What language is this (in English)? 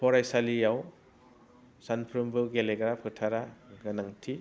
Bodo